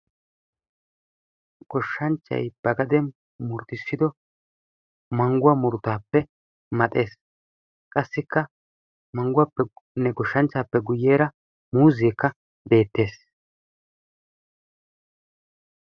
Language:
Wolaytta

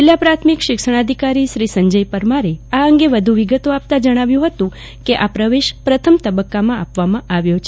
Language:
Gujarati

